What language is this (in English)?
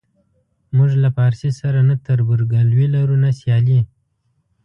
Pashto